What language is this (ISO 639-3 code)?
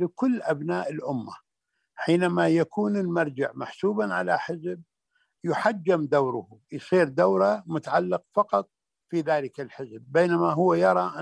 ara